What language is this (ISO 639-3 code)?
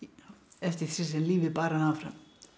isl